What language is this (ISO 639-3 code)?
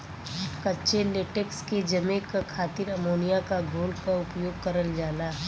bho